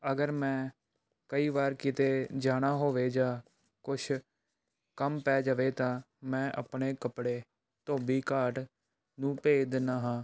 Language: Punjabi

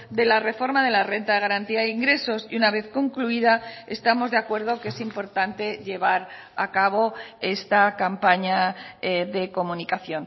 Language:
Spanish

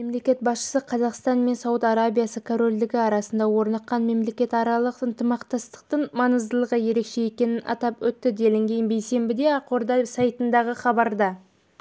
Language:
Kazakh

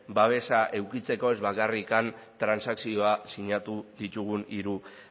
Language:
Basque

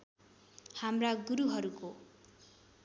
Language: Nepali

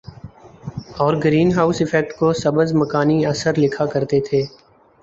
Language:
Urdu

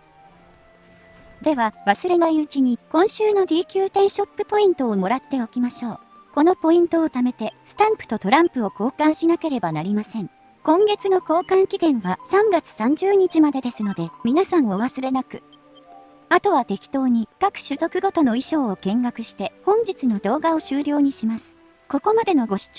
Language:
Japanese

